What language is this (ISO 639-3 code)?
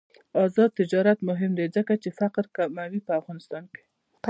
pus